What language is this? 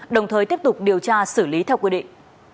Vietnamese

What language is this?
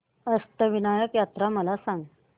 Marathi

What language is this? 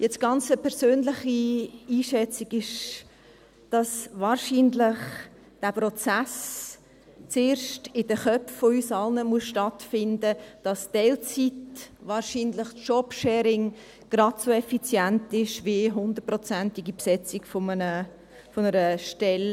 Swiss German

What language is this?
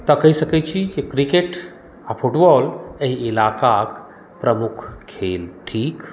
Maithili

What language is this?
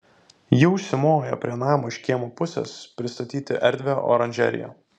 Lithuanian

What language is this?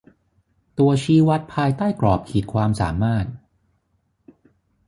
Thai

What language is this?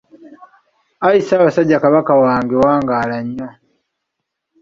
Ganda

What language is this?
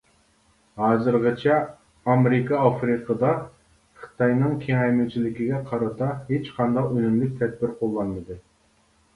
Uyghur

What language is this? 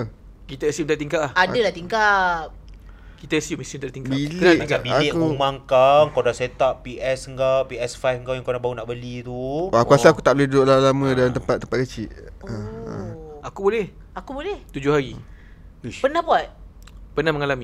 Malay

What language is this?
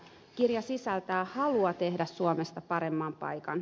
Finnish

